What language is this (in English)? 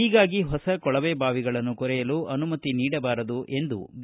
Kannada